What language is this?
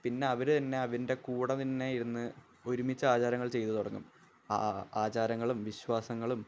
Malayalam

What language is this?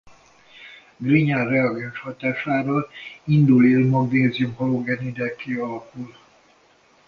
Hungarian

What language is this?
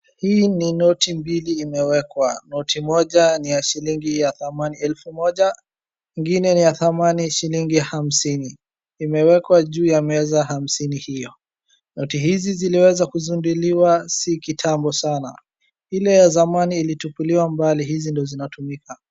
Swahili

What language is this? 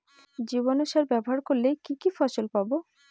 Bangla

